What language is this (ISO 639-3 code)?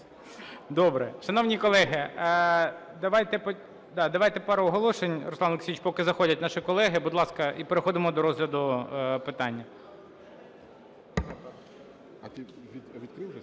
ukr